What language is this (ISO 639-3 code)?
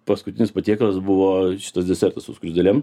lit